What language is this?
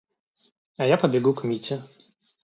Russian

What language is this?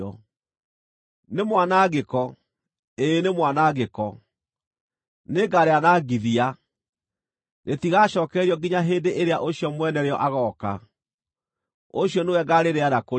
Kikuyu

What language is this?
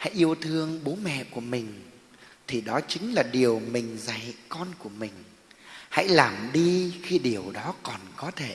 Vietnamese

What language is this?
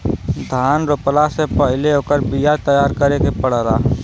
Bhojpuri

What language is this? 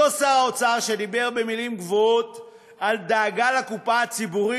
Hebrew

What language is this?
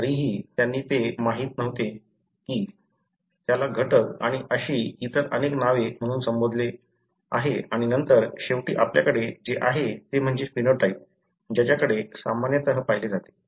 Marathi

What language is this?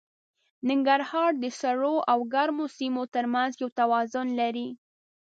Pashto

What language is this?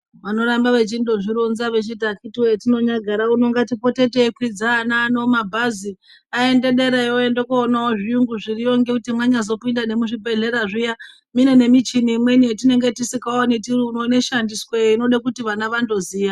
Ndau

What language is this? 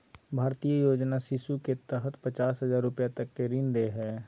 Magahi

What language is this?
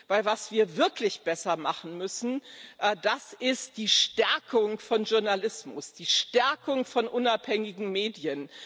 German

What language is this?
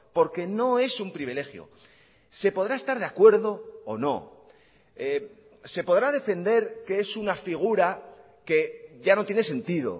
Spanish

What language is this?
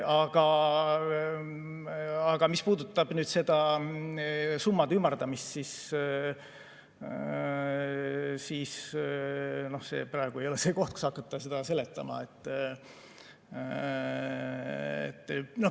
Estonian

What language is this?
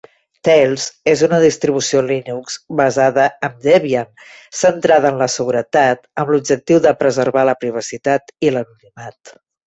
Catalan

